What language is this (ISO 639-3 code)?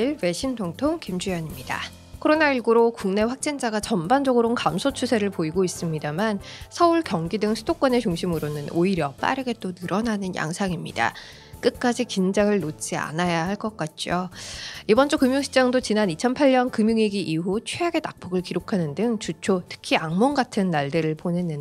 kor